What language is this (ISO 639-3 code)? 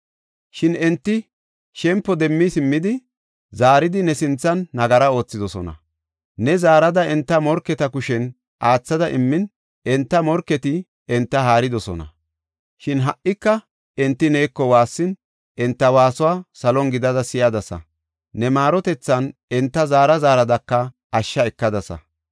gof